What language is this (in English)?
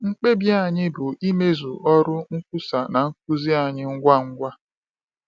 Igbo